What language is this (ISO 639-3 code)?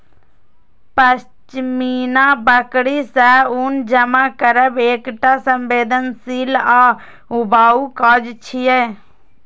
mai